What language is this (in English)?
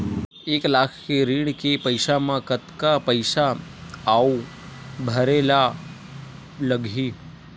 Chhattisgarhi